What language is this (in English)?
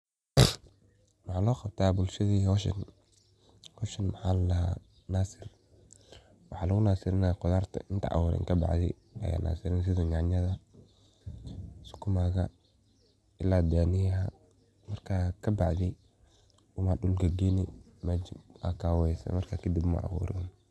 Somali